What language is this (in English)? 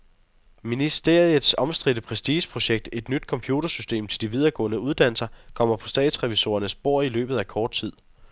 Danish